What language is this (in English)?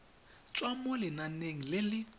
Tswana